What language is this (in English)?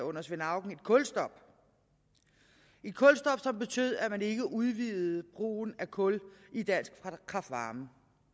Danish